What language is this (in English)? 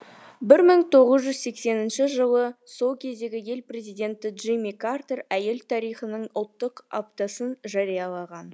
Kazakh